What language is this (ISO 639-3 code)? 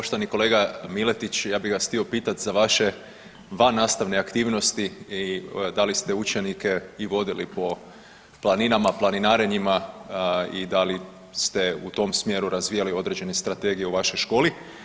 hrv